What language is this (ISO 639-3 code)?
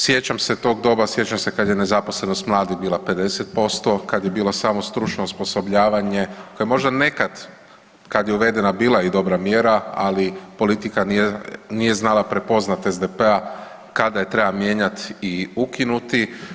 hrv